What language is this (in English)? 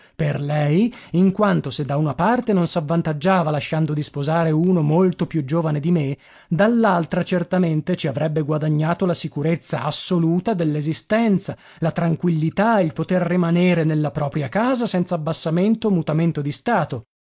Italian